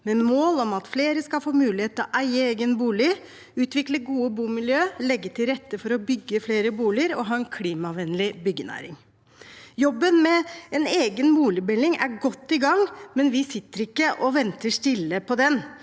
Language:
Norwegian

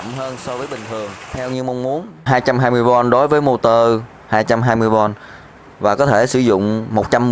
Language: Vietnamese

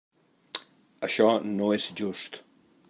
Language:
Catalan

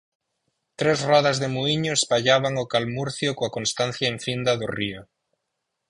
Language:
Galician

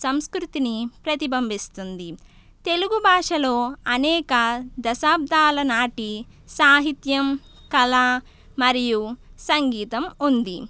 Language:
Telugu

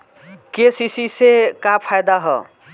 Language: Bhojpuri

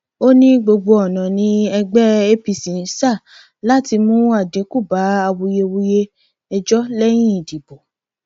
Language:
Yoruba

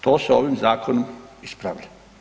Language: Croatian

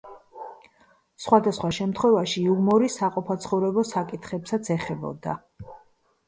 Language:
Georgian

